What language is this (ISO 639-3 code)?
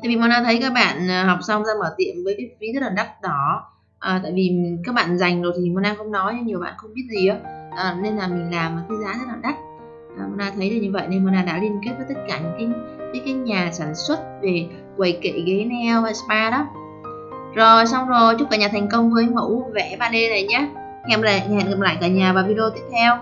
vie